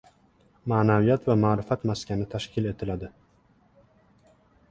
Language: Uzbek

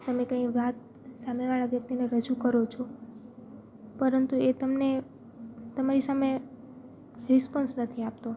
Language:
Gujarati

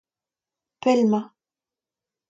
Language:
Breton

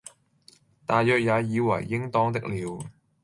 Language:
Cantonese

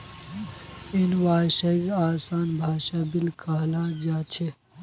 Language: Magahi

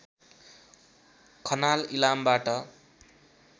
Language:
Nepali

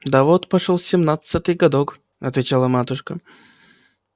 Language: Russian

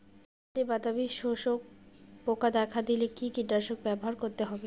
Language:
Bangla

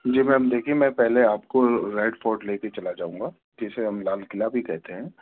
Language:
Urdu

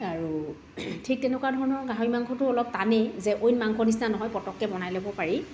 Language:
Assamese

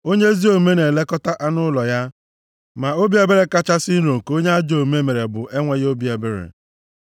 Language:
Igbo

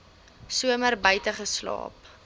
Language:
Afrikaans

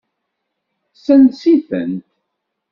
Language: Kabyle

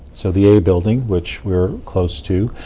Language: English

